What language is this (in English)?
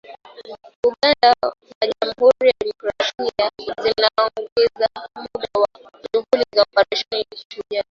Swahili